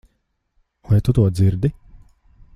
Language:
Latvian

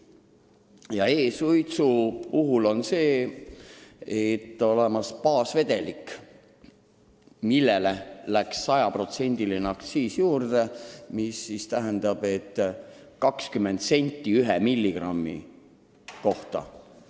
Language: Estonian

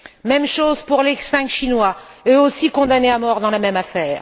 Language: French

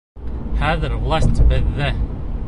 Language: Bashkir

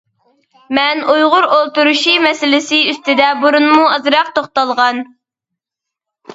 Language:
Uyghur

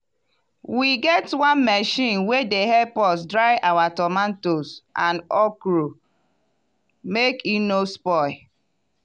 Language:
Nigerian Pidgin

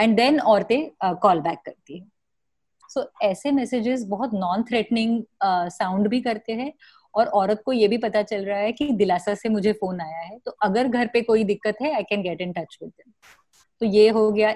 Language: Hindi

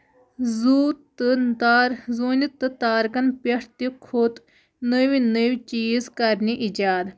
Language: Kashmiri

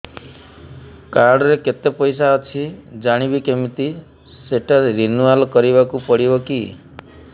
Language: Odia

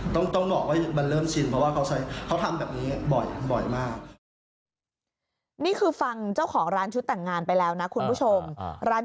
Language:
Thai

